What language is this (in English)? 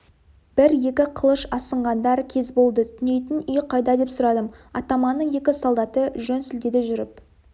Kazakh